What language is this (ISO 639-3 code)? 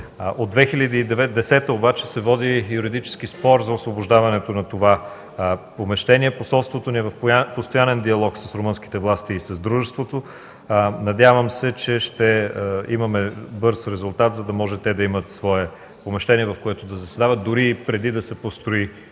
bul